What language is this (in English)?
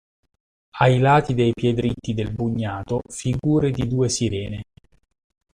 Italian